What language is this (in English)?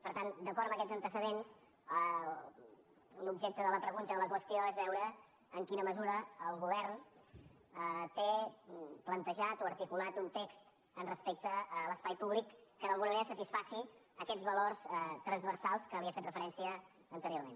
Catalan